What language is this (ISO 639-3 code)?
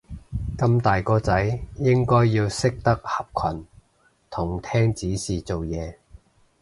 yue